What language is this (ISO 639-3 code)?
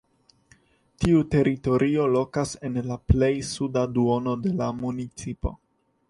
epo